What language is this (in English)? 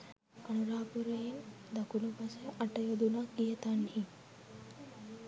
Sinhala